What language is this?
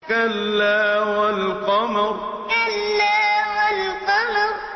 Arabic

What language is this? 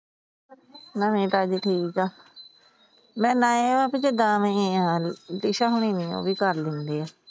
Punjabi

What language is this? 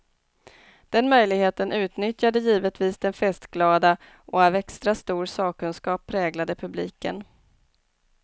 Swedish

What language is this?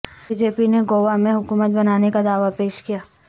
Urdu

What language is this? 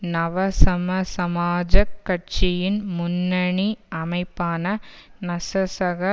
Tamil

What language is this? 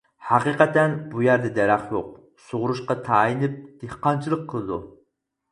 Uyghur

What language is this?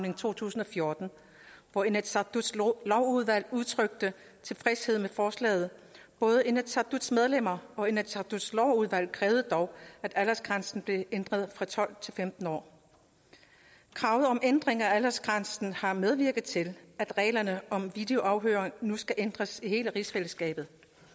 Danish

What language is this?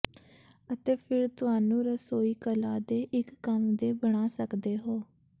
Punjabi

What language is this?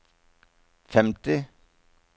Norwegian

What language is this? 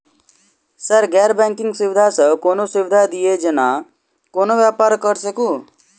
Maithili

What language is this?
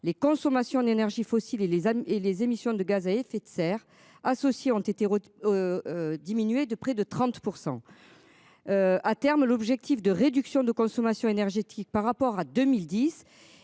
French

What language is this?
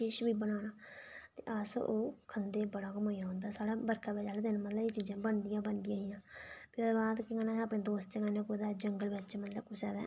Dogri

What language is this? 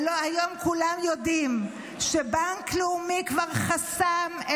Hebrew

